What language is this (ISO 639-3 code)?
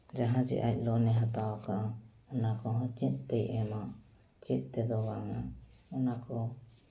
sat